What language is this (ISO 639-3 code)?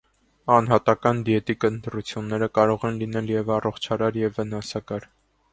hye